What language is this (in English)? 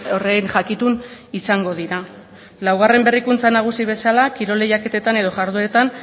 Basque